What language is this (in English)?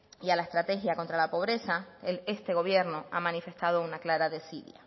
Spanish